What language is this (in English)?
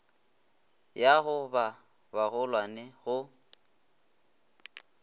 Northern Sotho